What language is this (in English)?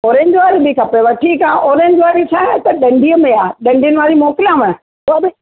Sindhi